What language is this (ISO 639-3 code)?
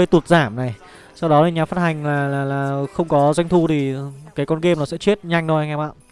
vie